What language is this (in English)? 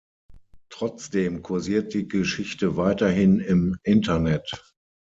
German